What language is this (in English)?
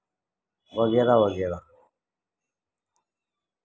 Urdu